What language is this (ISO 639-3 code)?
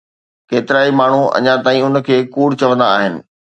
snd